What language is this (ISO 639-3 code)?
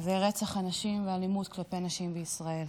heb